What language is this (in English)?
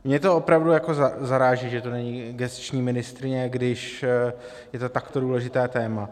Czech